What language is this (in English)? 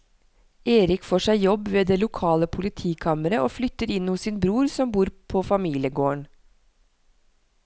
Norwegian